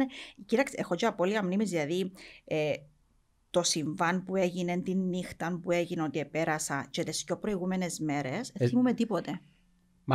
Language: Greek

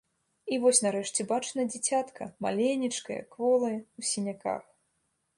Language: Belarusian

